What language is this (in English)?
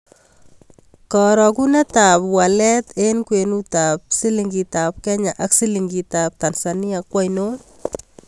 Kalenjin